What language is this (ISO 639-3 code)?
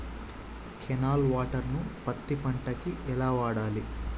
tel